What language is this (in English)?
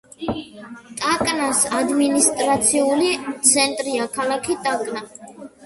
Georgian